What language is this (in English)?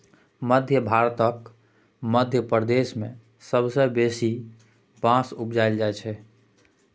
Maithili